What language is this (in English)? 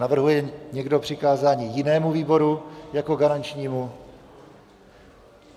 Czech